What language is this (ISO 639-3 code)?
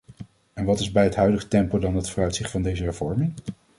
nld